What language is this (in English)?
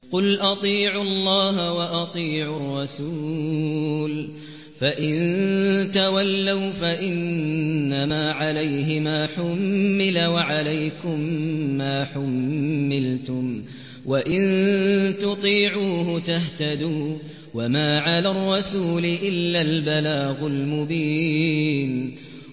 Arabic